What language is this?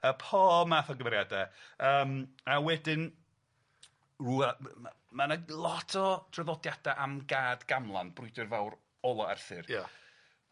Welsh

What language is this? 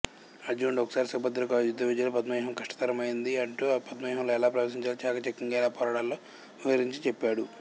Telugu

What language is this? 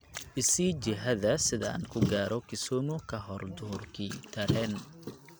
Somali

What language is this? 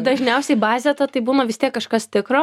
Lithuanian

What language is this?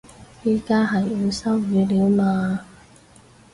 Cantonese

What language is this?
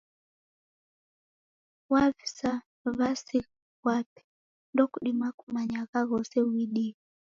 Taita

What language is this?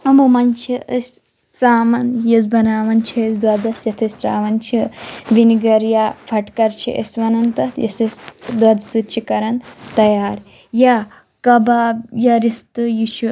Kashmiri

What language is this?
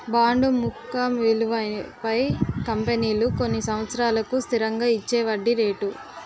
Telugu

